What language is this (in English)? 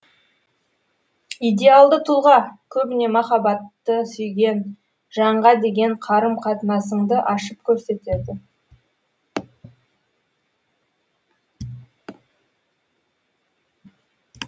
Kazakh